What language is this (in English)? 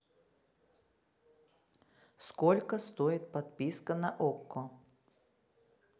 Russian